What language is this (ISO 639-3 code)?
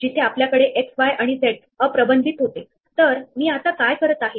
mar